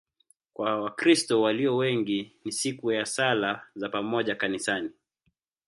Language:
Swahili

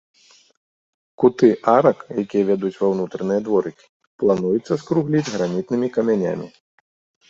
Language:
Belarusian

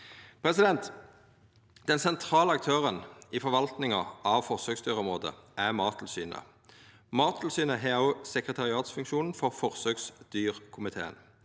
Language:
Norwegian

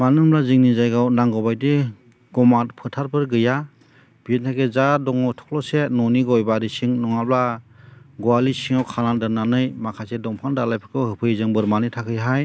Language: Bodo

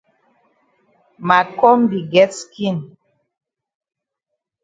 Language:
Cameroon Pidgin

